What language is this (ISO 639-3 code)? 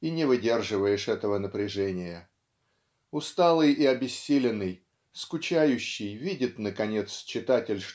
rus